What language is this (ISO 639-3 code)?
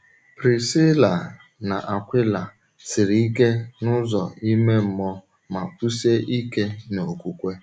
ibo